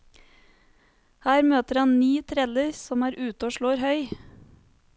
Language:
Norwegian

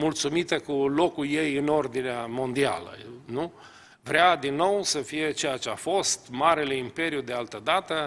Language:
Romanian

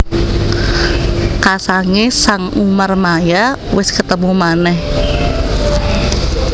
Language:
Javanese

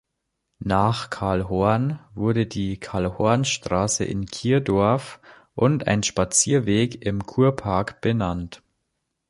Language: German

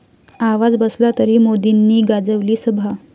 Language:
Marathi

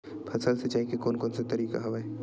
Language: Chhattisgarhi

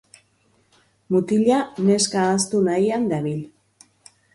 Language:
Basque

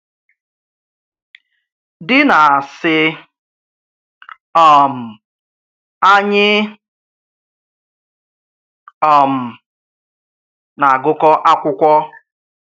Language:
Igbo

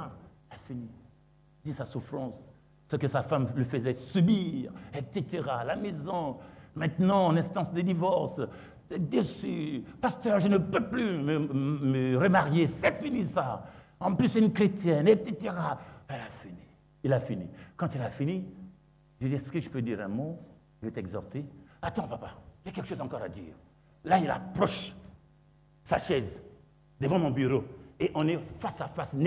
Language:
French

